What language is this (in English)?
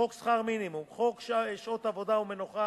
Hebrew